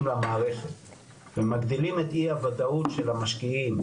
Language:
Hebrew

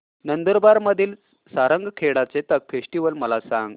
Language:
Marathi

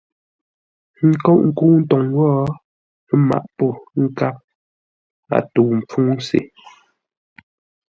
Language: Ngombale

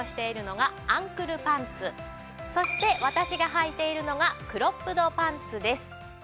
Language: Japanese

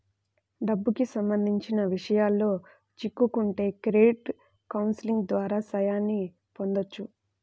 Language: Telugu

